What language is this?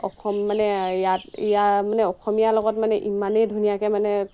Assamese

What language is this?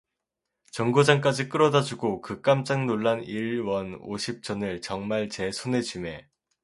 Korean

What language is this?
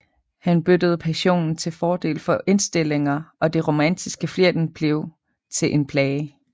Danish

